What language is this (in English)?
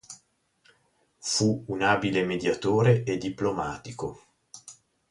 Italian